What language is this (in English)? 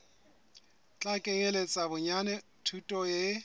Southern Sotho